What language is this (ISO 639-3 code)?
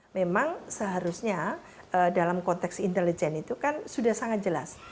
ind